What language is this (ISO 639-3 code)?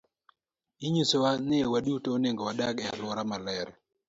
luo